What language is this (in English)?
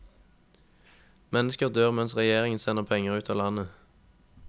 Norwegian